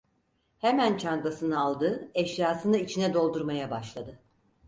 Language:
Turkish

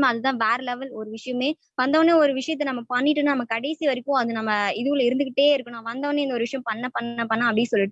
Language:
Tamil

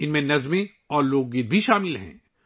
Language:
Urdu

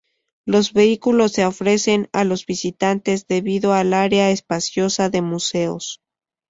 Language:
Spanish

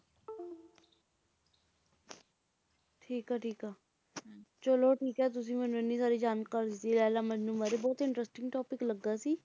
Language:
Punjabi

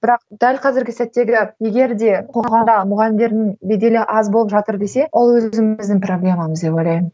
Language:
Kazakh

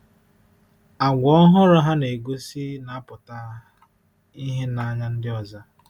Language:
Igbo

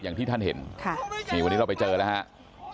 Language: Thai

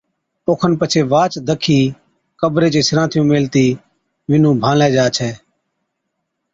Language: Od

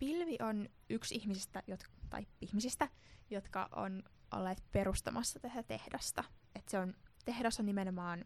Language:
Finnish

